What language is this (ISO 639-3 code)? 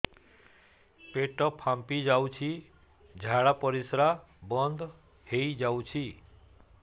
ori